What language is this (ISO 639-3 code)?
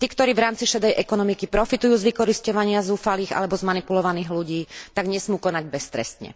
slk